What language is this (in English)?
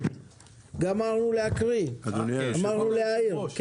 Hebrew